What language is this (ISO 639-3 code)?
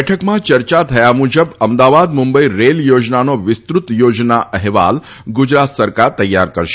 guj